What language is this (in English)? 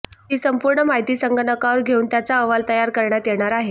Marathi